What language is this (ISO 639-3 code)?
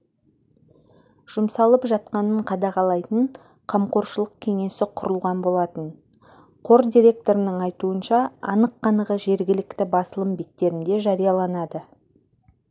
kaz